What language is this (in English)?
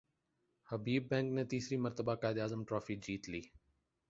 Urdu